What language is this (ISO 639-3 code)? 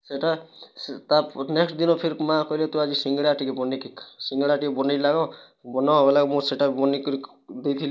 ori